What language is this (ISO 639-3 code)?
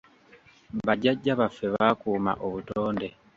lug